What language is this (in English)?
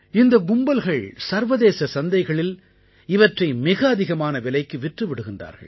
Tamil